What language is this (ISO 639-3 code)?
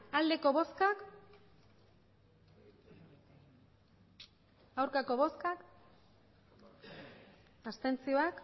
eus